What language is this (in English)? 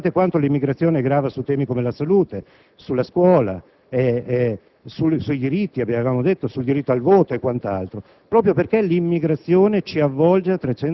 Italian